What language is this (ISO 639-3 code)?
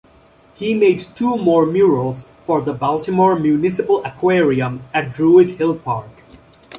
eng